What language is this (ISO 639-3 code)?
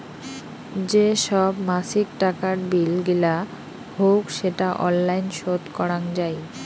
ben